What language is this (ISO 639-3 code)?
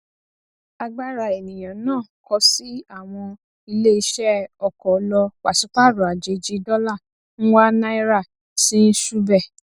yor